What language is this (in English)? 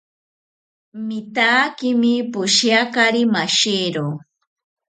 South Ucayali Ashéninka